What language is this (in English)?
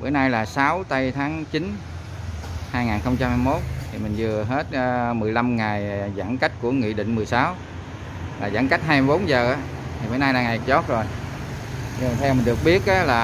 Vietnamese